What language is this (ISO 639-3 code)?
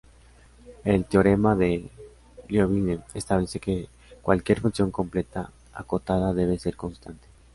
spa